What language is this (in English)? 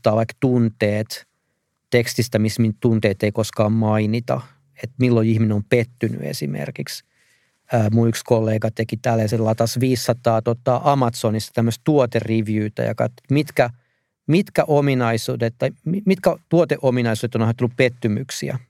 Finnish